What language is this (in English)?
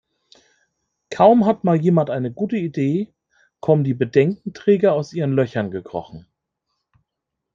German